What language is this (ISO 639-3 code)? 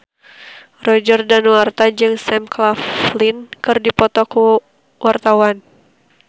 sun